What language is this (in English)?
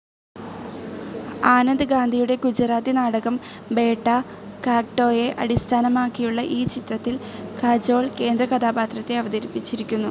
Malayalam